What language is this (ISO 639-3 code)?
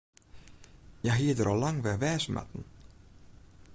fry